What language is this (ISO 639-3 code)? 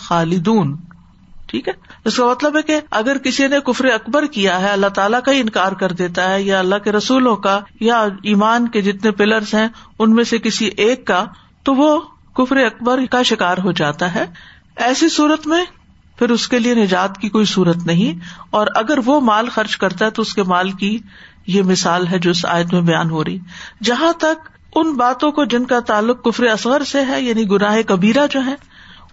urd